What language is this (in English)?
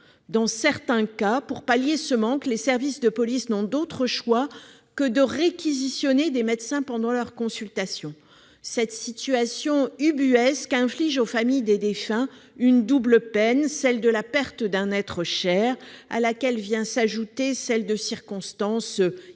French